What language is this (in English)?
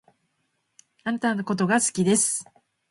Japanese